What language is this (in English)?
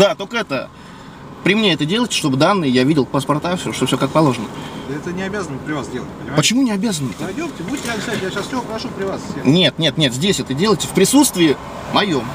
Russian